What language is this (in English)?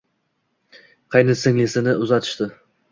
Uzbek